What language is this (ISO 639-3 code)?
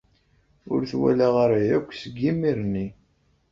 kab